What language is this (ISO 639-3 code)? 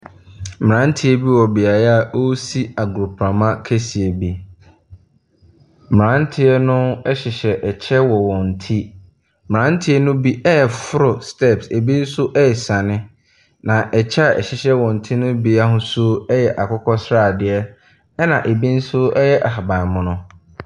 aka